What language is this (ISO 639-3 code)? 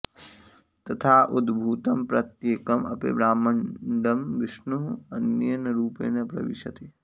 san